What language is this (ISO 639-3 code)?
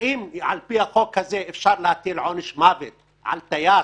heb